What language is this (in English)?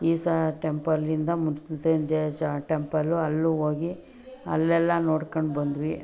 Kannada